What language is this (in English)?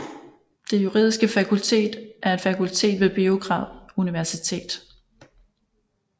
Danish